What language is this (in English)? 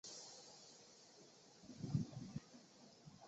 Chinese